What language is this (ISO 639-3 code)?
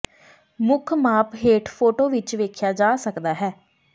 pan